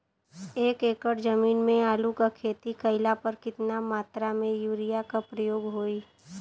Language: Bhojpuri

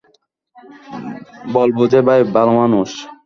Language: Bangla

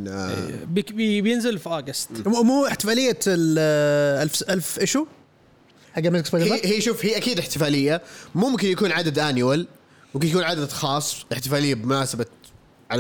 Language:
Arabic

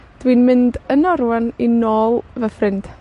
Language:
Welsh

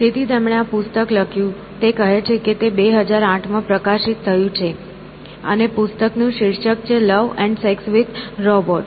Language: Gujarati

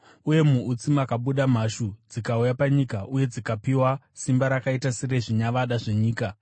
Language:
Shona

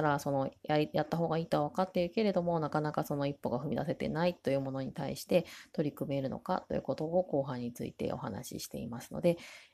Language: Japanese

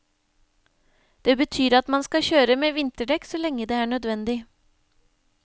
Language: Norwegian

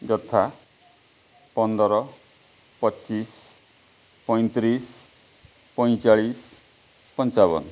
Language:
Odia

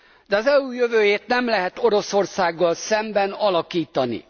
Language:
Hungarian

